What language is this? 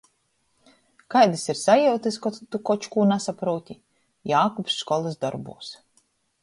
Latgalian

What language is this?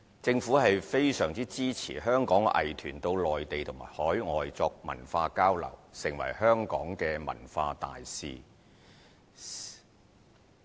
Cantonese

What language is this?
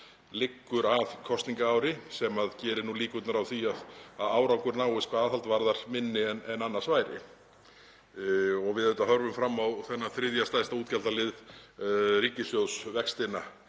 Icelandic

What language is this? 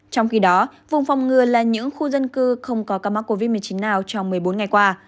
Vietnamese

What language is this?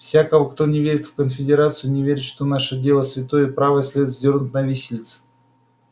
Russian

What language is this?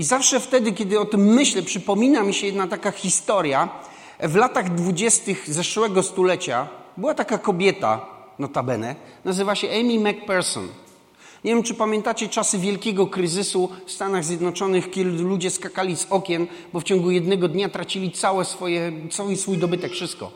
Polish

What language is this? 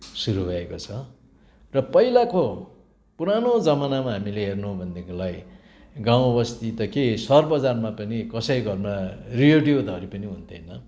Nepali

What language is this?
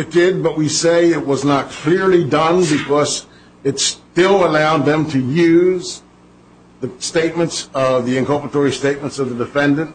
English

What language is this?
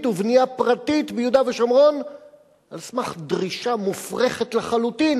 Hebrew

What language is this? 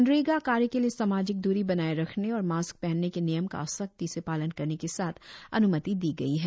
Hindi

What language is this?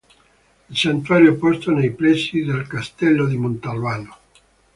Italian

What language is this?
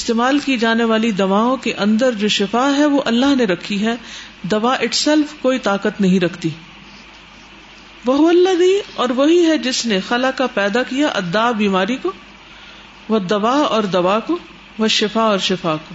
Urdu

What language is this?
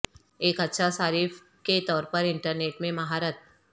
Urdu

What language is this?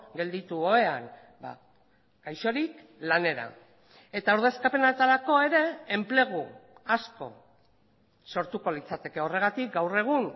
Basque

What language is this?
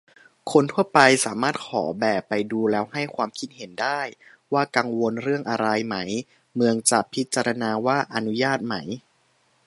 Thai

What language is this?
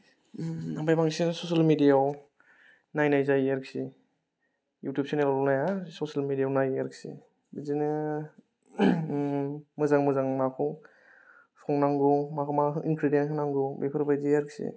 Bodo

